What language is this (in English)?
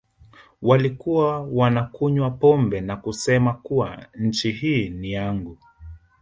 Swahili